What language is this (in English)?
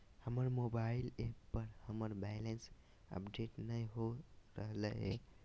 Magahi